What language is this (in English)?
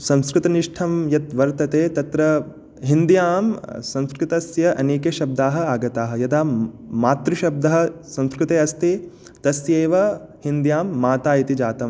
Sanskrit